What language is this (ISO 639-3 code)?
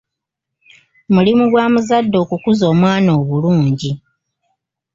lug